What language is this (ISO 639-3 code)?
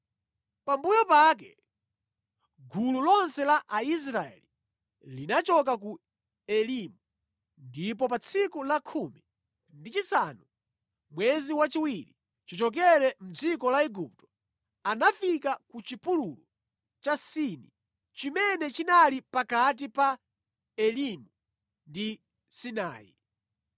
nya